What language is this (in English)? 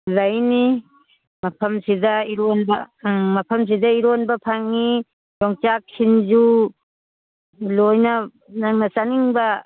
Manipuri